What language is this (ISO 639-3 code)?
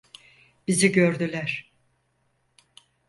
tur